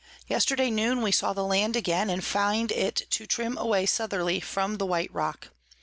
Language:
English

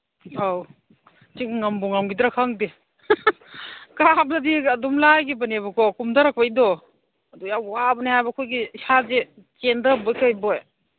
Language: Manipuri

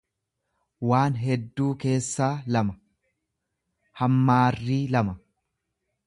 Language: Oromo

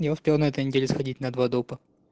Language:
Russian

